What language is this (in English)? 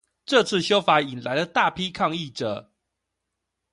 Chinese